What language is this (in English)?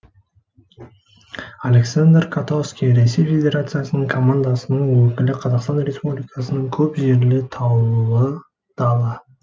Kazakh